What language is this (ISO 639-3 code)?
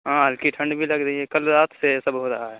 urd